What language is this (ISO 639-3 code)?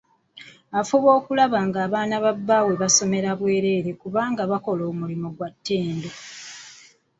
lug